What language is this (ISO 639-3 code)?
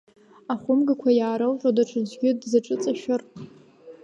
abk